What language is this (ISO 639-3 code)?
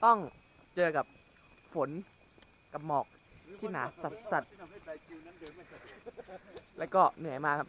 tha